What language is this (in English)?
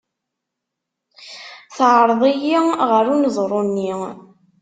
Kabyle